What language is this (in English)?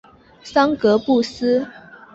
Chinese